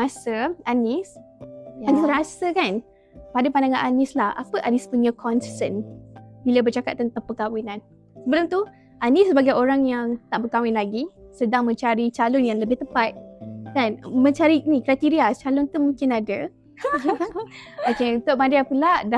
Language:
Malay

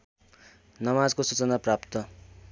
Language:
Nepali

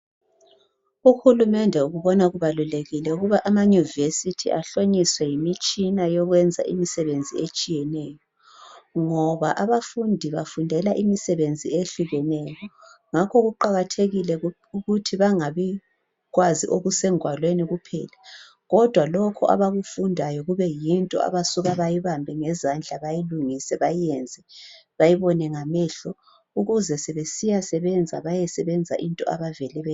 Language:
North Ndebele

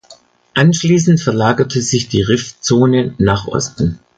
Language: German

